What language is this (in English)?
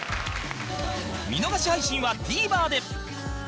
Japanese